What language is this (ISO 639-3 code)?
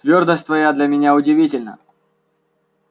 rus